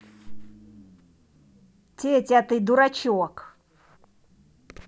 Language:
Russian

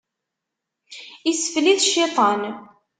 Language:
Kabyle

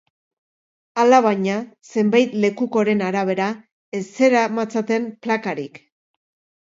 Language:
Basque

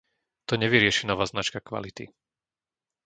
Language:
Slovak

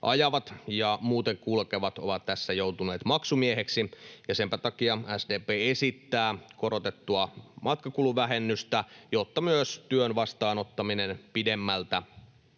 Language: Finnish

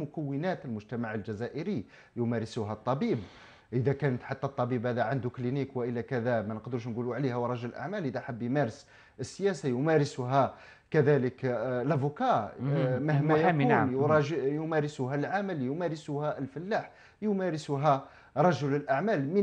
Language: Arabic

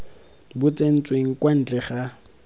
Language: Tswana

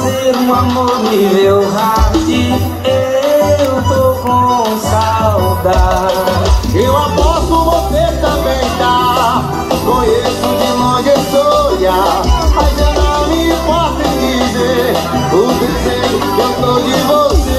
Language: Portuguese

